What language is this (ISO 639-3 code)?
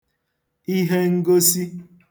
ibo